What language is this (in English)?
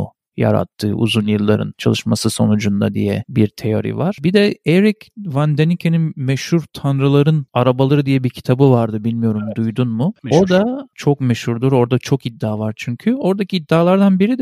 Turkish